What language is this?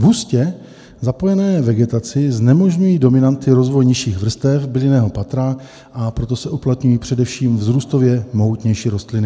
Czech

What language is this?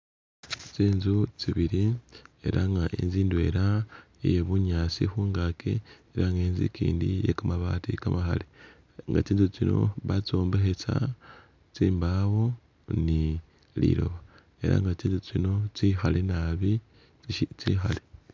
Masaaba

